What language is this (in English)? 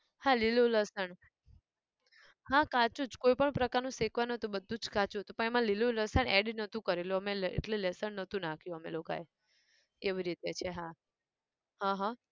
Gujarati